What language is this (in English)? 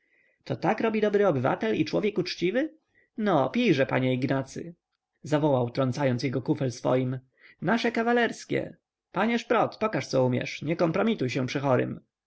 Polish